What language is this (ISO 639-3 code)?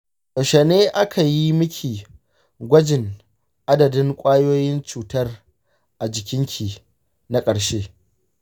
hau